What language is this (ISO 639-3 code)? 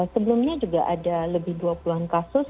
ind